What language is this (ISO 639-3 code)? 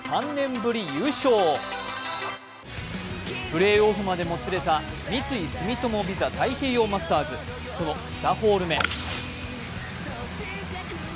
jpn